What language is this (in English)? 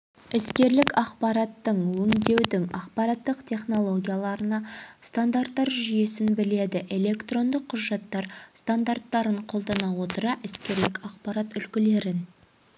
Kazakh